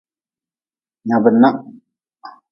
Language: Nawdm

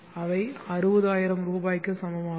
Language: Tamil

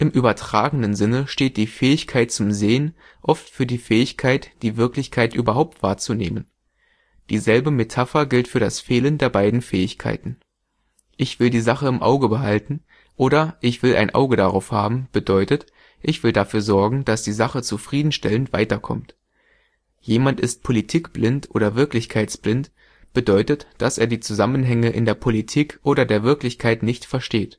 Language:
German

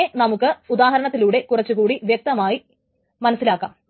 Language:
Malayalam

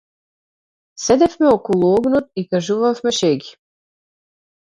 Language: Macedonian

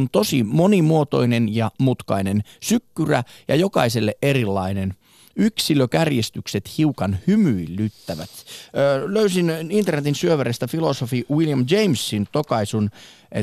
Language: Finnish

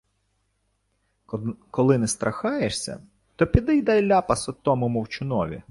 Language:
Ukrainian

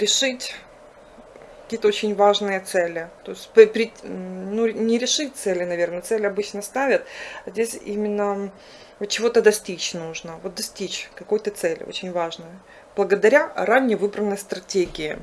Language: Russian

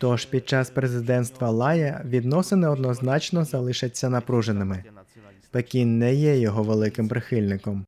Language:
Ukrainian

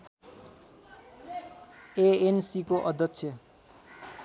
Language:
Nepali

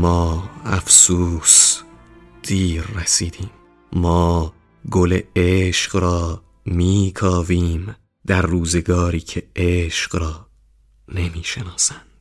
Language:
Persian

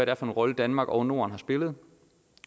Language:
Danish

